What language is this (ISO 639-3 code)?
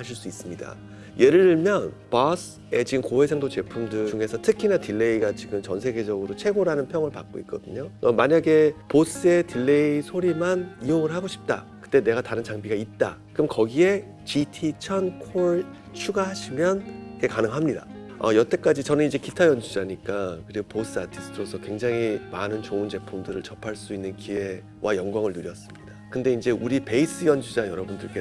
kor